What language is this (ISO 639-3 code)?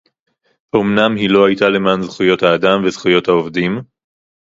heb